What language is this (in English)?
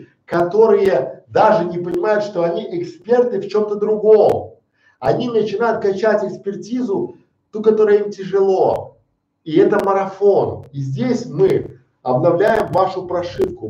Russian